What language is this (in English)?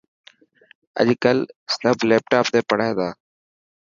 Dhatki